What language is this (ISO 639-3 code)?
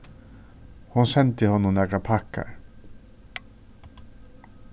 fao